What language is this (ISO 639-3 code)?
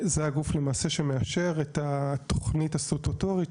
heb